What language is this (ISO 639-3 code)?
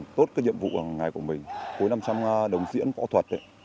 vie